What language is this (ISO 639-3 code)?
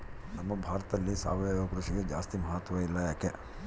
kan